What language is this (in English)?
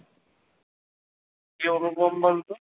Bangla